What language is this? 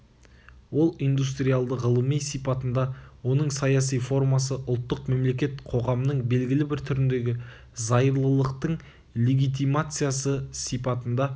Kazakh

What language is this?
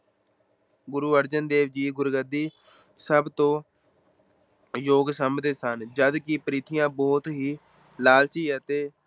Punjabi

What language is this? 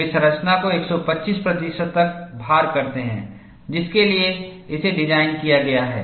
Hindi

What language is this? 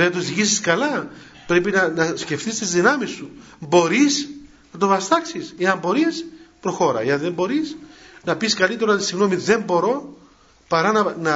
Greek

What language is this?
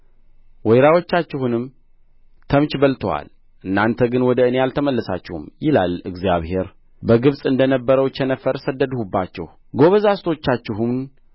Amharic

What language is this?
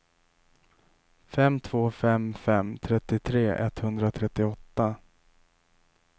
Swedish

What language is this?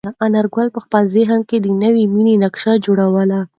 Pashto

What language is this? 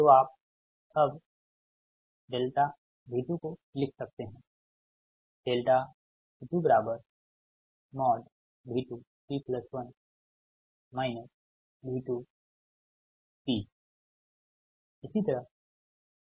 Hindi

